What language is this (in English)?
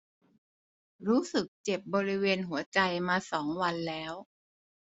Thai